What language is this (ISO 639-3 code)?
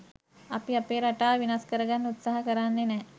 sin